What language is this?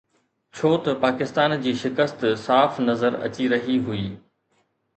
Sindhi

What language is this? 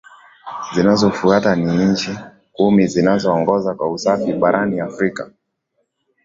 Swahili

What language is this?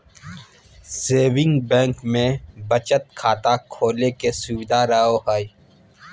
Magahi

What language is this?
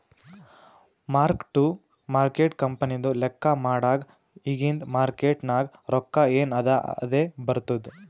Kannada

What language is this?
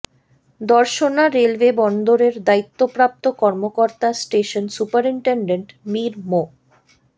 Bangla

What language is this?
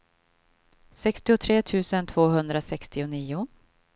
Swedish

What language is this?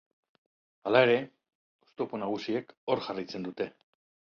Basque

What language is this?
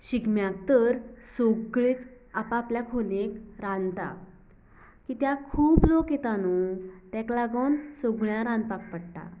Konkani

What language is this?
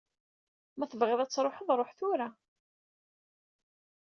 Kabyle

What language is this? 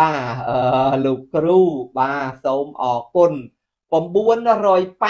Vietnamese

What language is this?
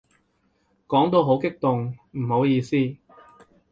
Cantonese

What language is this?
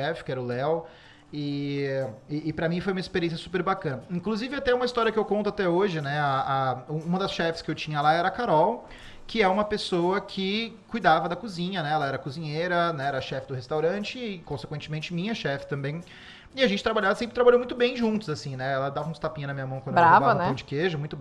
Portuguese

